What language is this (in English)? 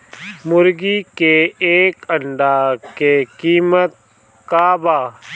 Bhojpuri